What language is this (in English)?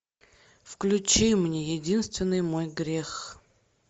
Russian